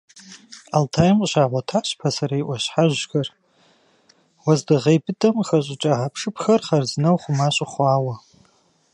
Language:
Kabardian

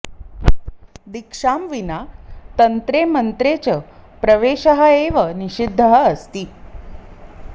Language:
Sanskrit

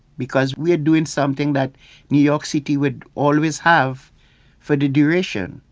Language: English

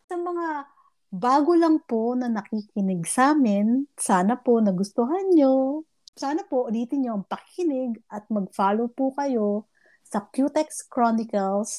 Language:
Filipino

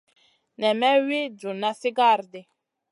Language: Masana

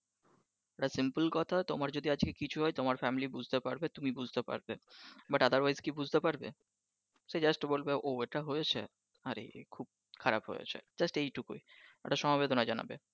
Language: Bangla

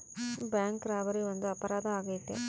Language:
Kannada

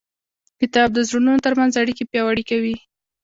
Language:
Pashto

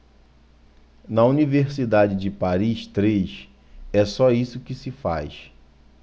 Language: Portuguese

